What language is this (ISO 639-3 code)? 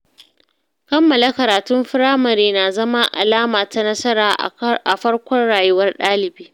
hau